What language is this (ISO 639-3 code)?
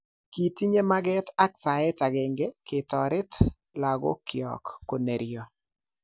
kln